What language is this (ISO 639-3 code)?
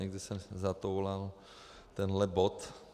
ces